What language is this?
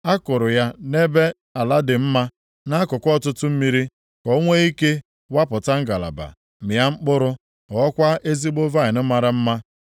Igbo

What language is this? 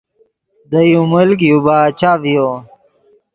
Yidgha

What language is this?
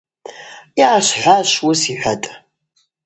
Abaza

